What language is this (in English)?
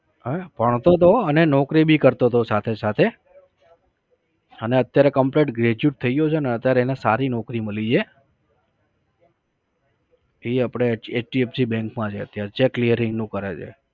Gujarati